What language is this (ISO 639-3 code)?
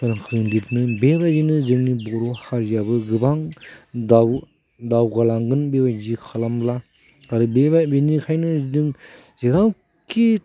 brx